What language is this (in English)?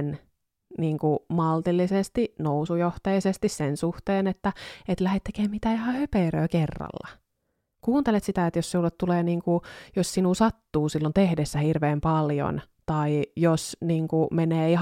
Finnish